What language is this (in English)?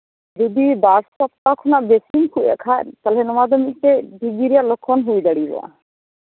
Santali